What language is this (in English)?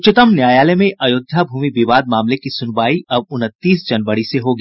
Hindi